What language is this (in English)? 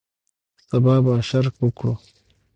Pashto